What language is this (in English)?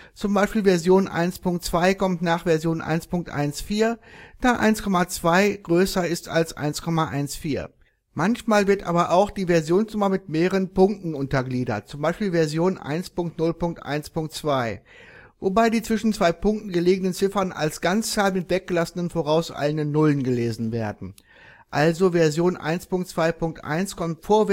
German